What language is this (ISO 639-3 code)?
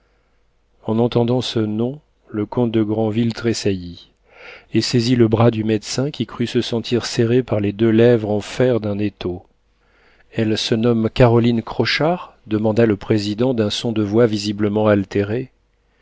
fra